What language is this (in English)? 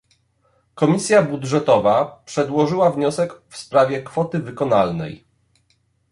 Polish